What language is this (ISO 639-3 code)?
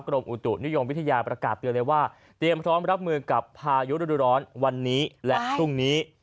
tha